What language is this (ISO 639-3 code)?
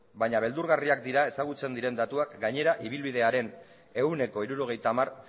eus